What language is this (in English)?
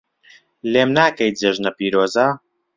Central Kurdish